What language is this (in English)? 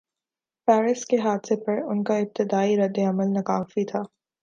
Urdu